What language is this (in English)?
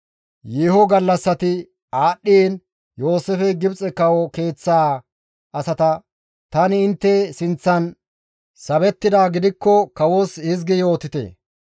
Gamo